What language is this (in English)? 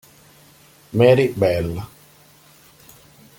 Italian